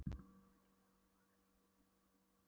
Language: Icelandic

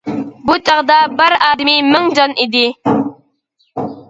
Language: Uyghur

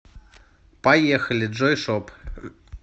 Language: Russian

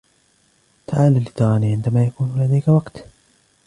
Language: Arabic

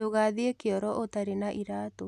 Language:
Kikuyu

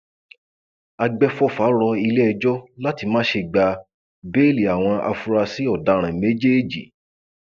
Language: Yoruba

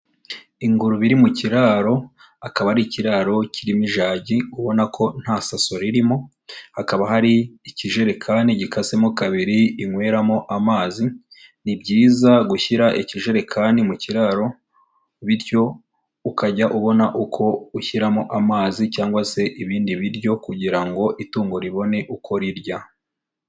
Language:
Kinyarwanda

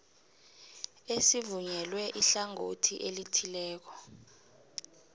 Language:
South Ndebele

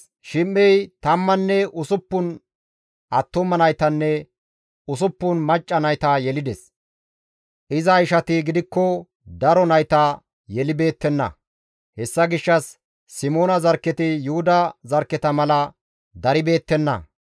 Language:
Gamo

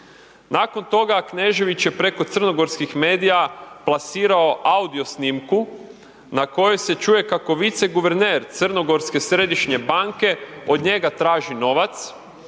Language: Croatian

